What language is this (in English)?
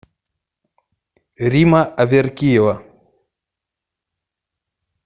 Russian